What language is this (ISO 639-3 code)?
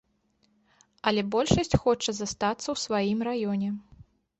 bel